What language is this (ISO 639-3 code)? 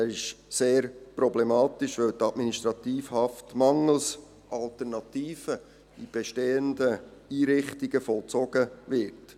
gsw